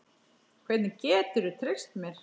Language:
Icelandic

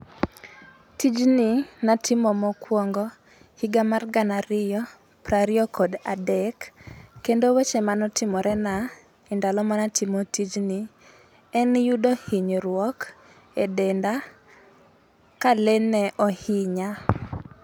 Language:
Luo (Kenya and Tanzania)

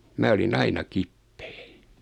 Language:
Finnish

